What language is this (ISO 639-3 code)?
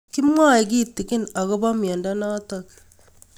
kln